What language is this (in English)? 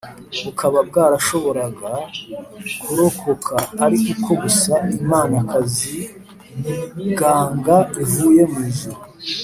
Kinyarwanda